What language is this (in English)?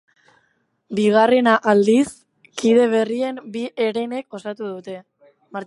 Basque